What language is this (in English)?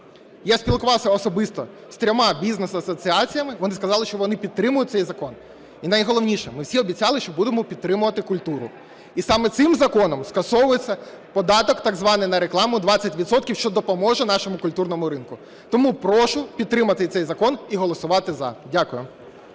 Ukrainian